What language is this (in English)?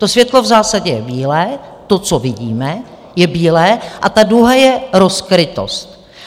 Czech